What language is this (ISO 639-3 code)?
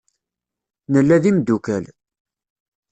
kab